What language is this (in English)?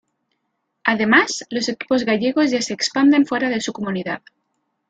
Spanish